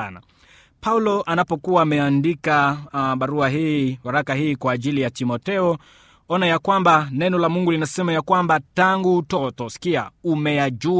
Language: Swahili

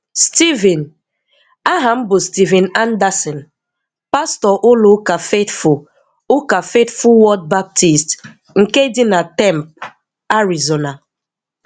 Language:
Igbo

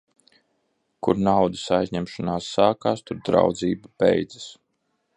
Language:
Latvian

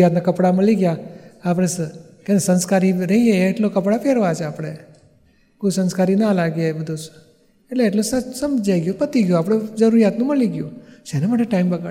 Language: Gujarati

